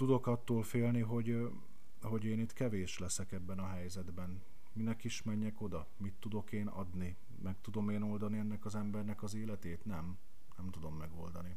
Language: Hungarian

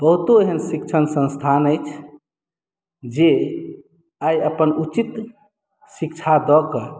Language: Maithili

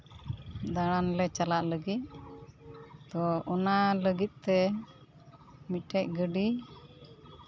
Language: Santali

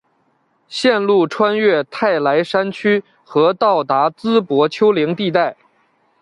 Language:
Chinese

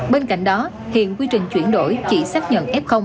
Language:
Vietnamese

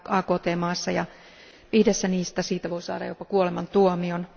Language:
Finnish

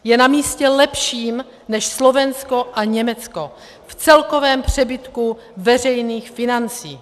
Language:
Czech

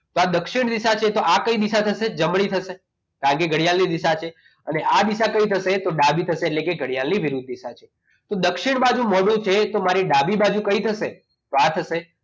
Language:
Gujarati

